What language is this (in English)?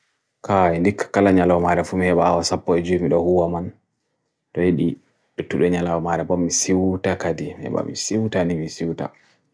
Bagirmi Fulfulde